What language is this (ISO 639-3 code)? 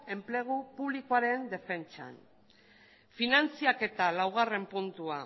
eus